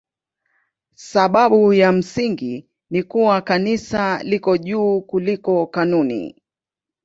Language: Swahili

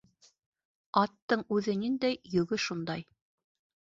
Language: Bashkir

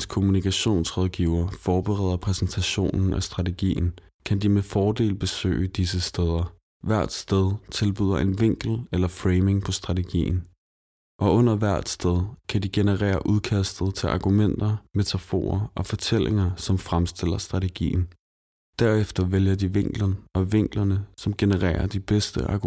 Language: Danish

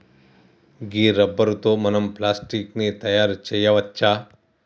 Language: Telugu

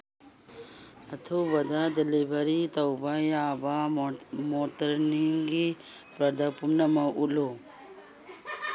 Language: Manipuri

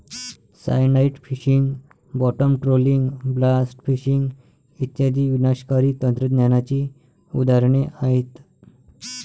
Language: Marathi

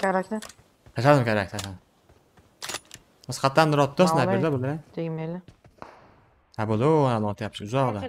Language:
Turkish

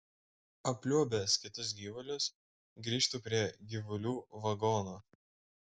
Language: Lithuanian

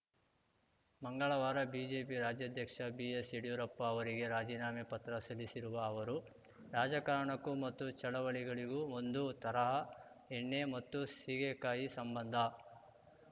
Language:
Kannada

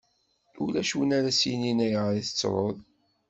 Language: Kabyle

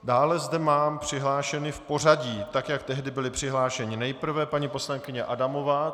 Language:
Czech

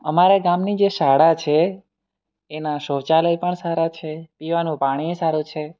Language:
Gujarati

